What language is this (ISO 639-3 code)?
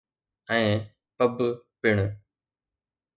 snd